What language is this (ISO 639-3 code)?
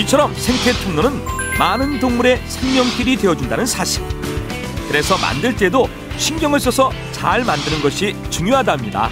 kor